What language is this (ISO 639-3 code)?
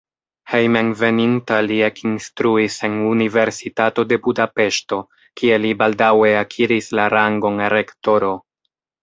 epo